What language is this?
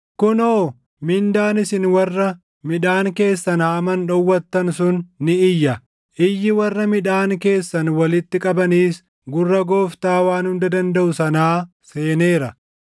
Oromo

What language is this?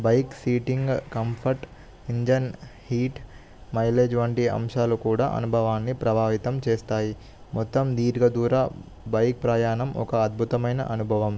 Telugu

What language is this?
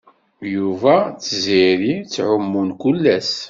Kabyle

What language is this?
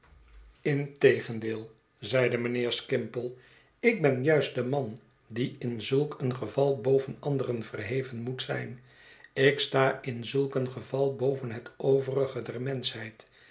Dutch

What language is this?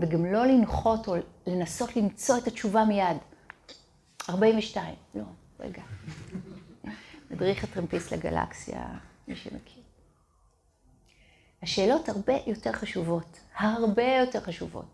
Hebrew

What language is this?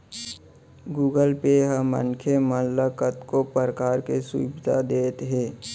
Chhattisgarhi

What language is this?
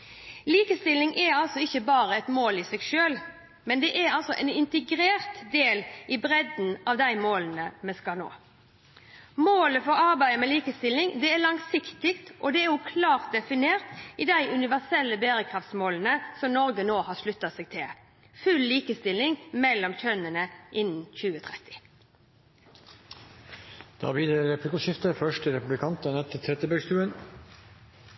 Norwegian Bokmål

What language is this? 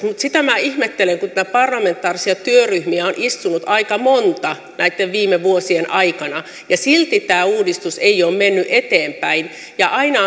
Finnish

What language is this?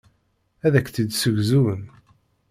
Kabyle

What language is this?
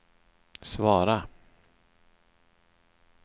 Swedish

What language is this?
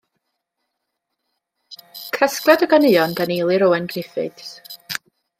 Welsh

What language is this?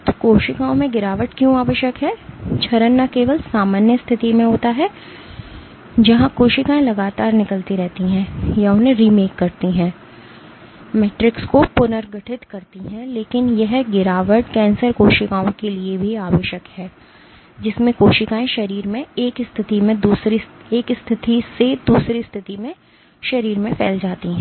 Hindi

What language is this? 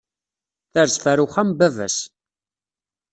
Kabyle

